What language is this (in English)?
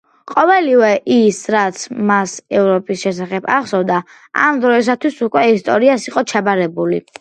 Georgian